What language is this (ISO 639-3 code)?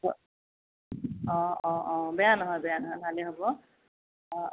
asm